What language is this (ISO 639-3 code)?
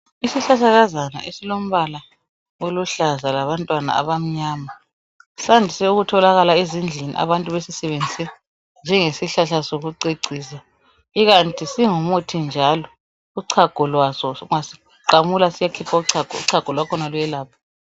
nde